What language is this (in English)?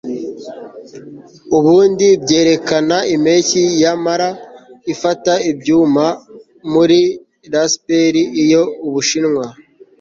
Kinyarwanda